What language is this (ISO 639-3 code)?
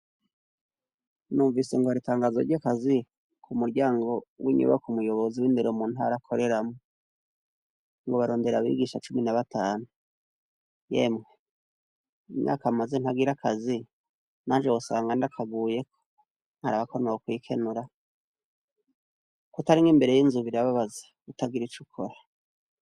run